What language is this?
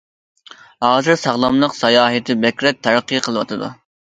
Uyghur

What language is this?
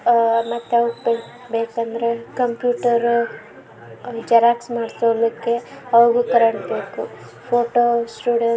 Kannada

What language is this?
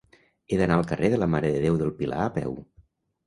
Catalan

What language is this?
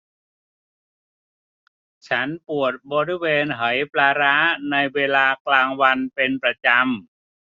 Thai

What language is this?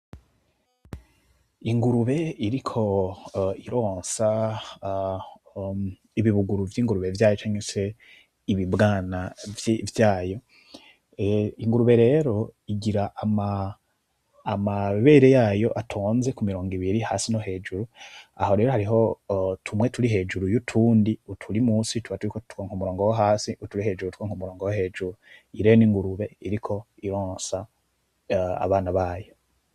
Rundi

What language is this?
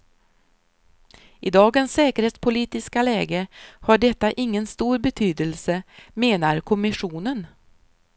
Swedish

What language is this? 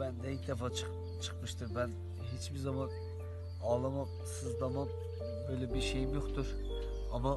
Turkish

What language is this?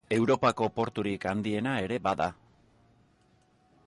Basque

